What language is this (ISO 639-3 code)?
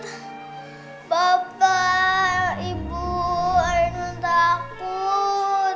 ind